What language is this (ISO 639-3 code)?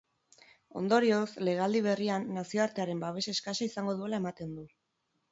eus